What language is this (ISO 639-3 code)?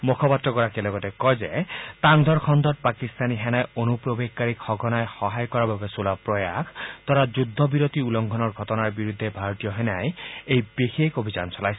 asm